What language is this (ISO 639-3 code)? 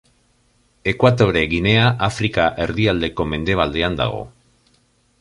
eus